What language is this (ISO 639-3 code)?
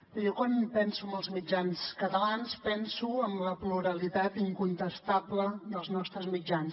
cat